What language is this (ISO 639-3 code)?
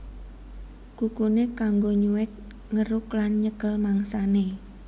jav